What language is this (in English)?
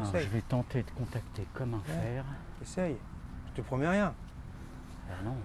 French